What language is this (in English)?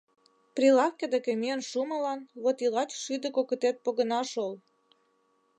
Mari